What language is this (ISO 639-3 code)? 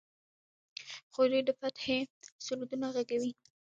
pus